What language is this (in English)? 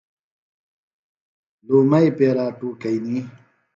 Phalura